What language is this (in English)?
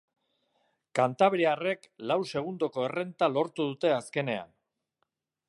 Basque